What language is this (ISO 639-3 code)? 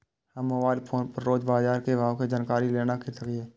mai